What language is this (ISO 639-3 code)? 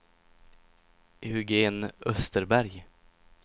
swe